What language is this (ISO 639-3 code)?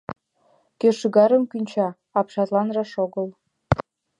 chm